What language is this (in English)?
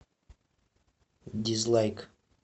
Russian